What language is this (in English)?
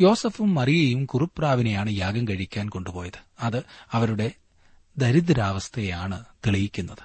Malayalam